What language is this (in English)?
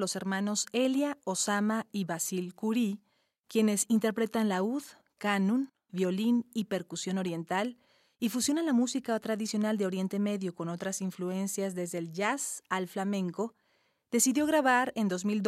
Spanish